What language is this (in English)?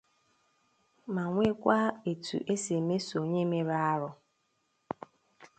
Igbo